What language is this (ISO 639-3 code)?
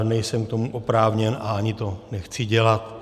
ces